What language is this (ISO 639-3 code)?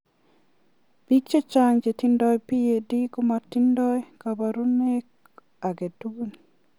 kln